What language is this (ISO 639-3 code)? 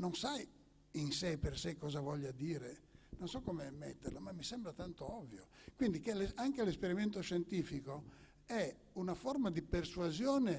ita